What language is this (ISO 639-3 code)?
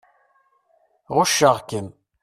kab